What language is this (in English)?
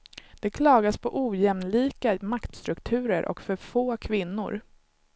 Swedish